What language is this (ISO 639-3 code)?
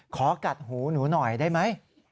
tha